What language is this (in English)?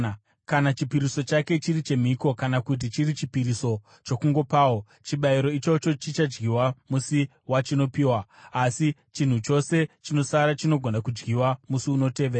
Shona